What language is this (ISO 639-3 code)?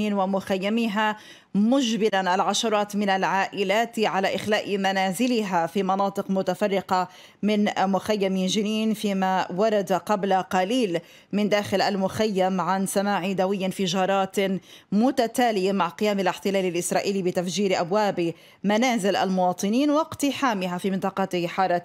ara